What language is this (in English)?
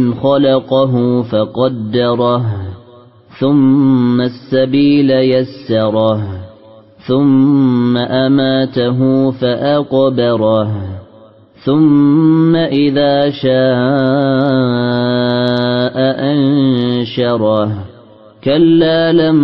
Arabic